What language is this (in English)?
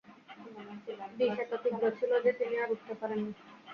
Bangla